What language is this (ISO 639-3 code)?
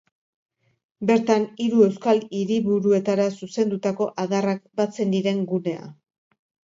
eus